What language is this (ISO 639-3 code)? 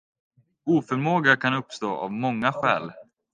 swe